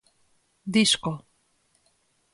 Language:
Galician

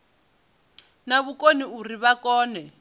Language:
Venda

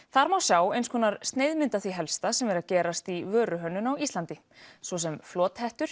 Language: Icelandic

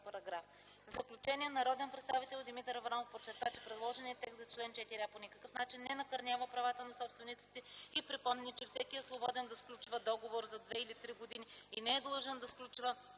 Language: Bulgarian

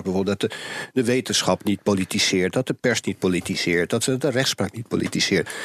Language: Dutch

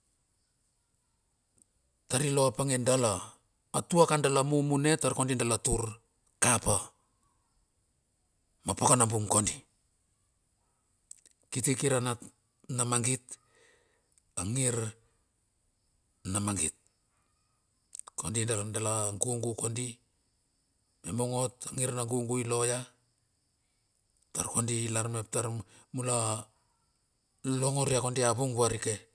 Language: Bilur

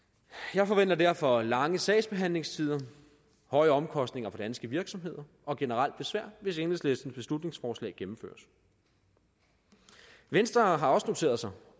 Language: Danish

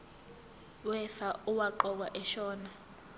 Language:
Zulu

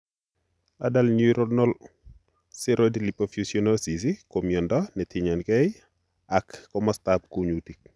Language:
Kalenjin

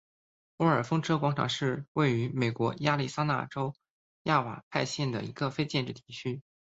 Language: Chinese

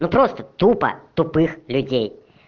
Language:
Russian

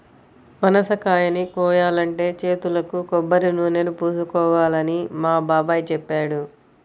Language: Telugu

